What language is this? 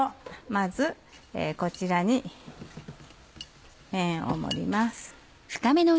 Japanese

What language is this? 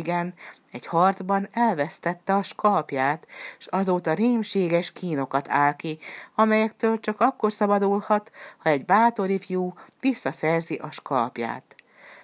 Hungarian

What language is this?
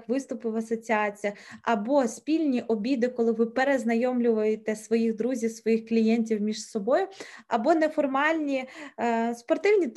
Ukrainian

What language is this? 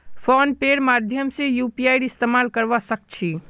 Magahi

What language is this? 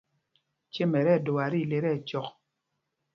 Mpumpong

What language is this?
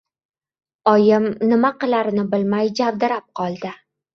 Uzbek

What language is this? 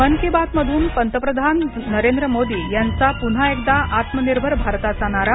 Marathi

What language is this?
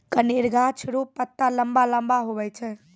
Maithili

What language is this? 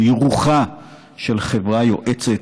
Hebrew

